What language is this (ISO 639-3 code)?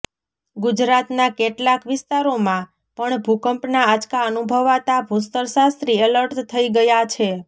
guj